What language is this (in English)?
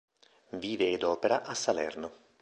Italian